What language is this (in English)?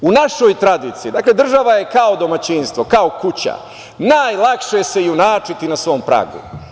Serbian